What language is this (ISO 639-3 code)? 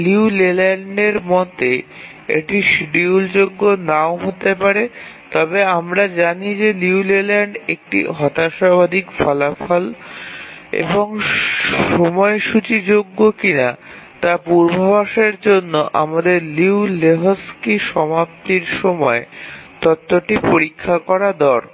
ben